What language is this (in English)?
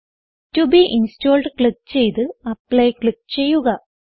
Malayalam